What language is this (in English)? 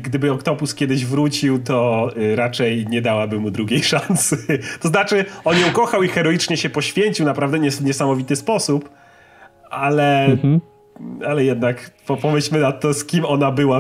Polish